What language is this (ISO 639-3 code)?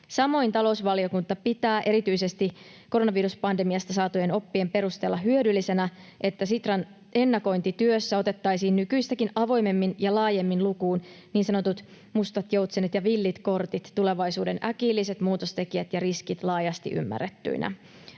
fin